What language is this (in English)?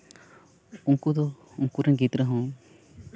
Santali